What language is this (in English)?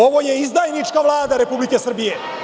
Serbian